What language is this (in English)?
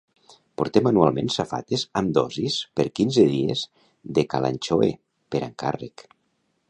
Catalan